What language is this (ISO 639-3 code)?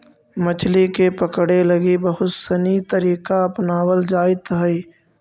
mag